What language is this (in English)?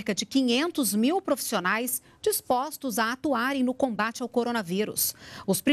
Portuguese